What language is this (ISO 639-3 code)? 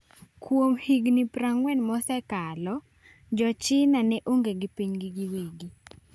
luo